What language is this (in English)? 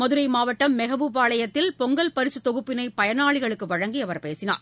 Tamil